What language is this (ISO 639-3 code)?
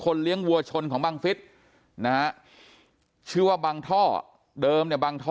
tha